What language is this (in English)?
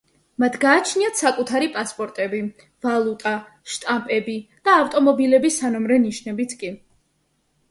Georgian